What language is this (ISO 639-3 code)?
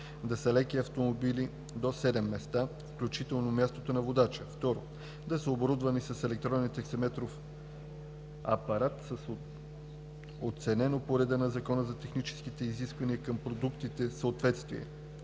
bul